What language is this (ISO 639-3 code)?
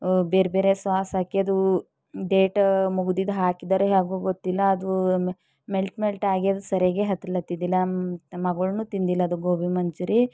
kan